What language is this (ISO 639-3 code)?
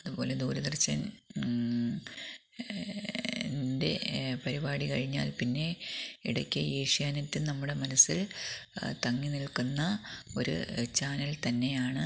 mal